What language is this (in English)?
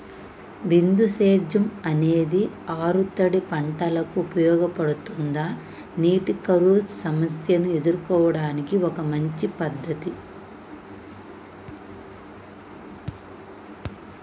Telugu